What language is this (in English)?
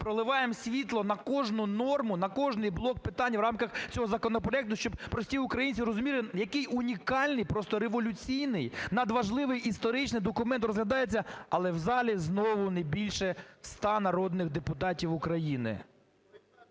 Ukrainian